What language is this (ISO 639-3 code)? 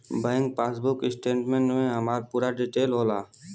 bho